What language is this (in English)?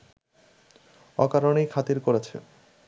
Bangla